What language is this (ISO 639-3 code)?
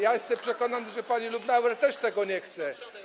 pol